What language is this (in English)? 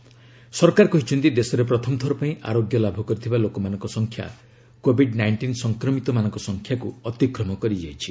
Odia